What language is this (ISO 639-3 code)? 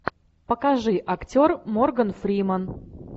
rus